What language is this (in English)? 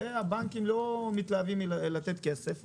Hebrew